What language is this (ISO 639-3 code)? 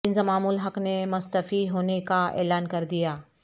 urd